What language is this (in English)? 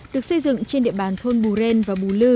Vietnamese